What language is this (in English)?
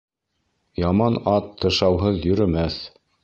Bashkir